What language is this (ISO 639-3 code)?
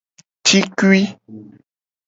gej